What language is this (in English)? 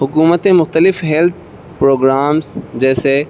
Urdu